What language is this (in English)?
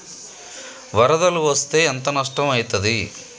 Telugu